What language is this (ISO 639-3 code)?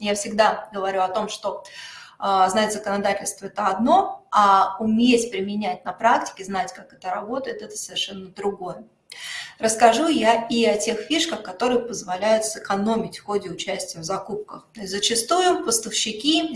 rus